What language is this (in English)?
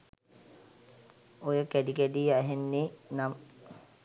Sinhala